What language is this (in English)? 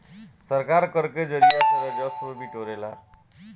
Bhojpuri